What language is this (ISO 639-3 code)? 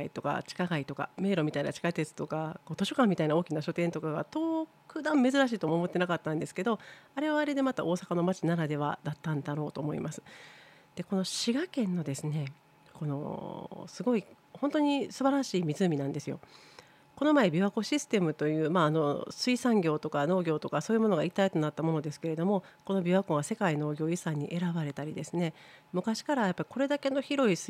jpn